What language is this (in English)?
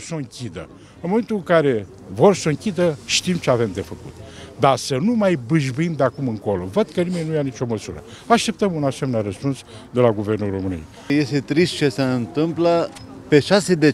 Romanian